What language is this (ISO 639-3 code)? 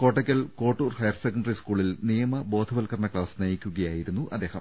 mal